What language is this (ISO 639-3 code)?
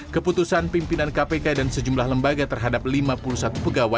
ind